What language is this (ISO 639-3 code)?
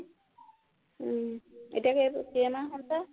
asm